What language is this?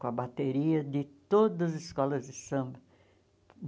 Portuguese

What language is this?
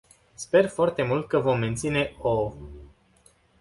Romanian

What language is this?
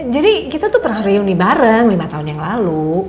Indonesian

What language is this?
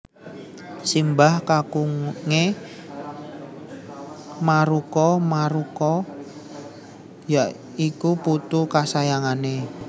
Javanese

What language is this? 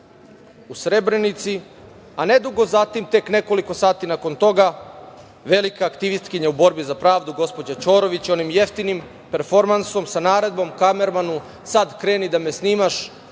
Serbian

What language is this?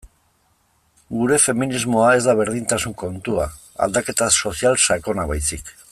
Basque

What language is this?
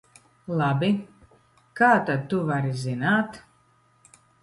Latvian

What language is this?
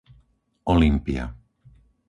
Slovak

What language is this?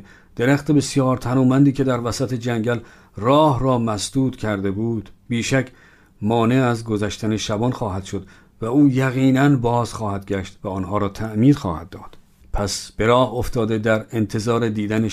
Persian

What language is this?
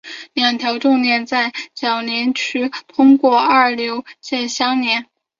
Chinese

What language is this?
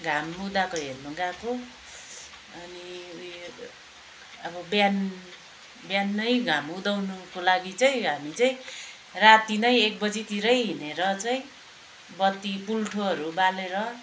Nepali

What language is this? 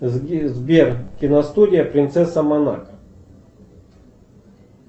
Russian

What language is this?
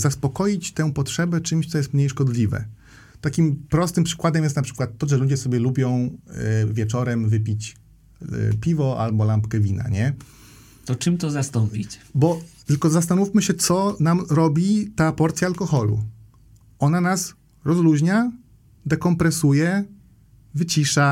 Polish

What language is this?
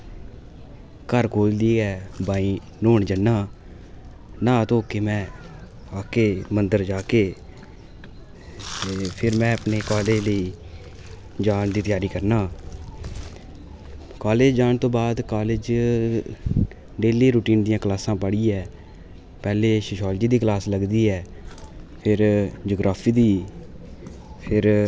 Dogri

